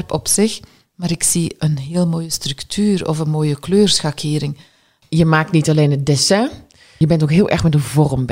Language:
Dutch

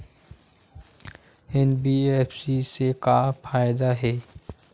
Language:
Chhattisgarhi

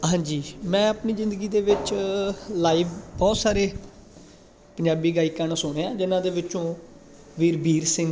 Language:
Punjabi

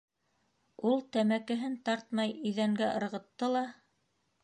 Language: Bashkir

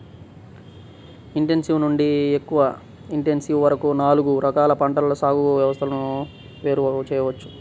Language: Telugu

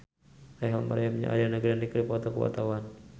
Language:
Sundanese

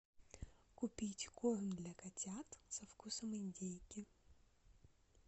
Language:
Russian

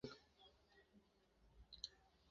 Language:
Tamil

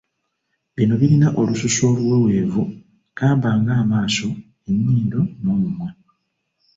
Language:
Ganda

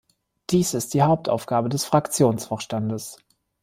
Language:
German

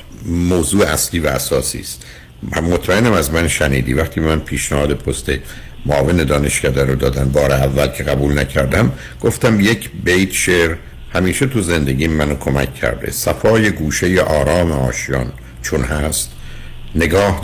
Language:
Persian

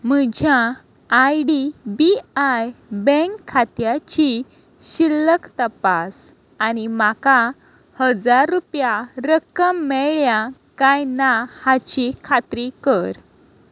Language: Konkani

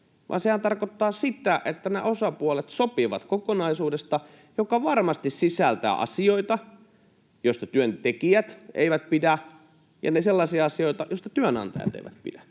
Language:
Finnish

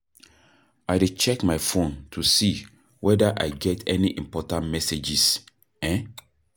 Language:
Nigerian Pidgin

